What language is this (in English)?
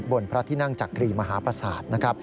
Thai